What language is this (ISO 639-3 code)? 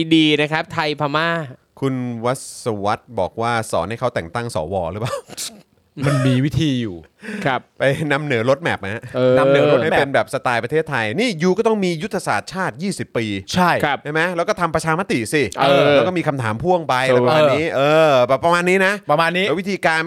tha